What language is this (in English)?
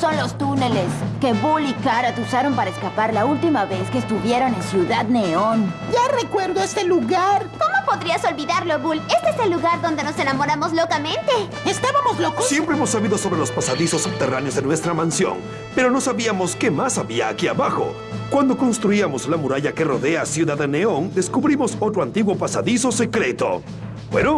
Spanish